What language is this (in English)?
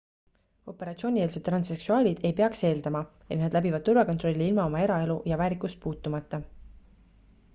Estonian